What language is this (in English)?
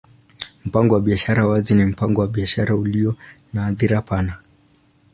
Swahili